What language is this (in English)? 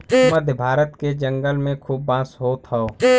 Bhojpuri